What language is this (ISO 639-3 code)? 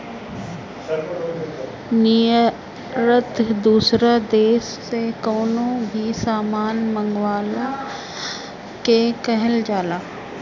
bho